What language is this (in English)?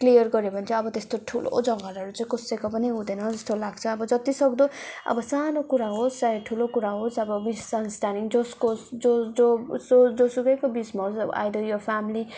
Nepali